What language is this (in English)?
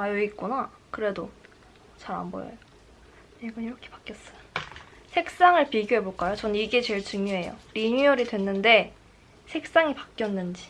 Korean